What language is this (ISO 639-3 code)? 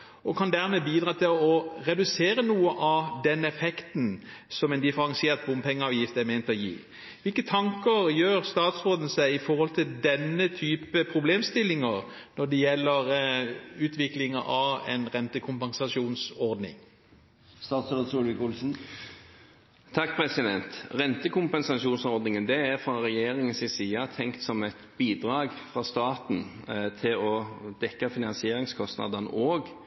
nob